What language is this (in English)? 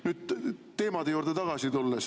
Estonian